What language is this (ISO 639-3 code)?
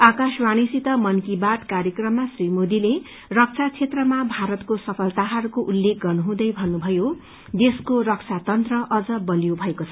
nep